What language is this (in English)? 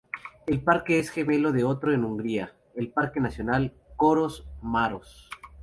Spanish